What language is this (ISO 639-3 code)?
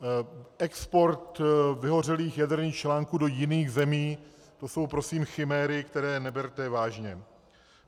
ces